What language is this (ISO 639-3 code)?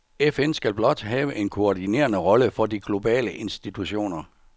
dan